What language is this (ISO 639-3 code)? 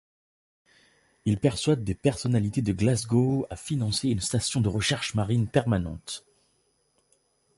fra